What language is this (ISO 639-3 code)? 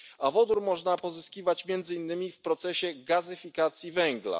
pol